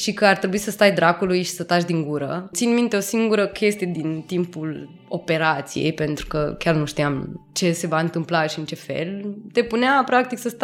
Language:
Romanian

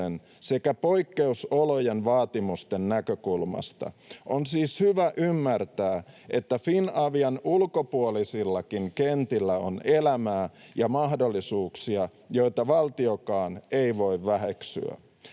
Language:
Finnish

